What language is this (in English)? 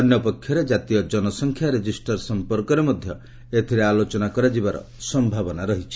Odia